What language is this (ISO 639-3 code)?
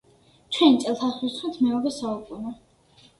kat